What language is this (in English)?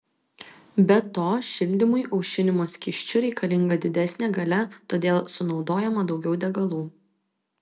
Lithuanian